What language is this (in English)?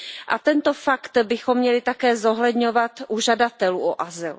Czech